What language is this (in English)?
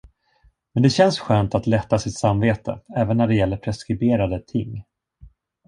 Swedish